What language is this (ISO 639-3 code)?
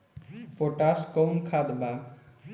bho